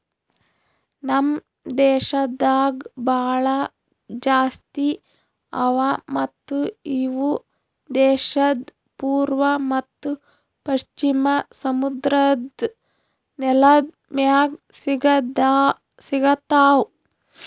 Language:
Kannada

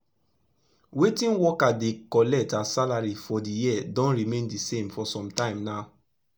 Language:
Nigerian Pidgin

